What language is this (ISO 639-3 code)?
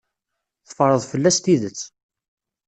kab